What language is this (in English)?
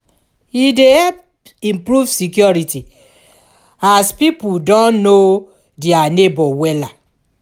Nigerian Pidgin